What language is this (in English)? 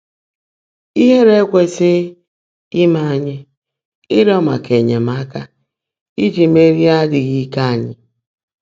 Igbo